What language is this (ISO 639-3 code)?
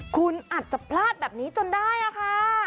tha